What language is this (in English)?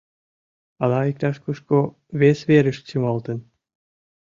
Mari